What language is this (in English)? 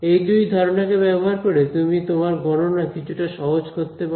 Bangla